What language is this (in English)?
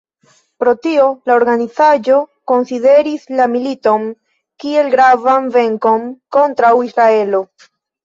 Esperanto